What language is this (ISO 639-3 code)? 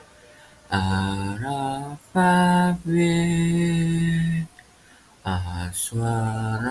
ind